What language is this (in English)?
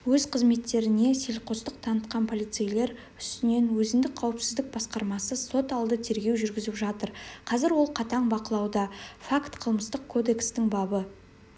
Kazakh